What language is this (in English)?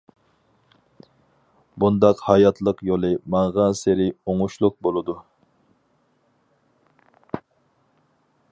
Uyghur